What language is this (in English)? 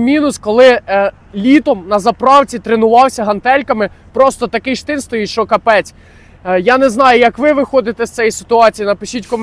Ukrainian